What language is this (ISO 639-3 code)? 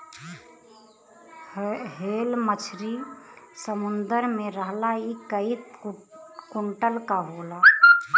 bho